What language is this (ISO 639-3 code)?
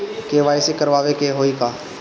bho